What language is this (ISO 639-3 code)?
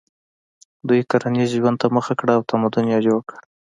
pus